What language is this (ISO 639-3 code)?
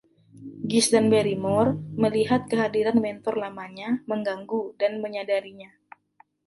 ind